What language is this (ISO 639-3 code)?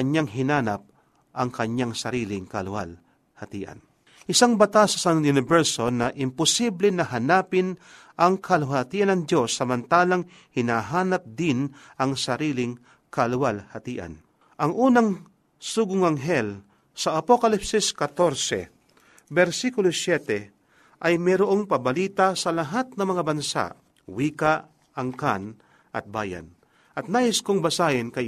fil